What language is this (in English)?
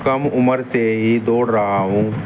Urdu